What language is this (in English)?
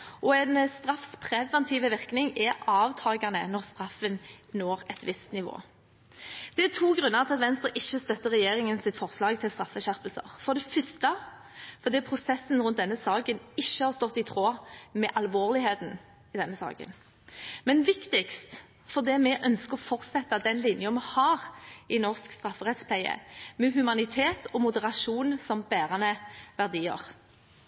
Norwegian Bokmål